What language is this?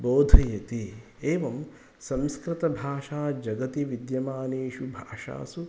Sanskrit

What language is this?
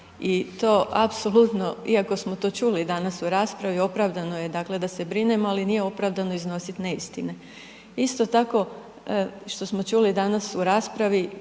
Croatian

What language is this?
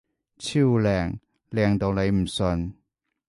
Cantonese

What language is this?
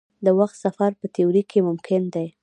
Pashto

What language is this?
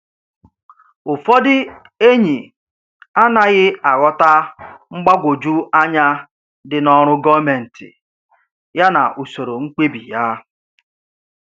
Igbo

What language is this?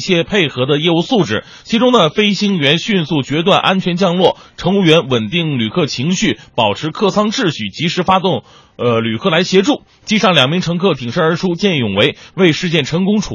Chinese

